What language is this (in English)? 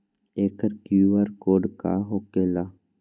Magahi